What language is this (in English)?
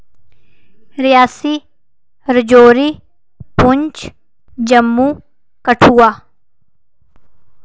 Dogri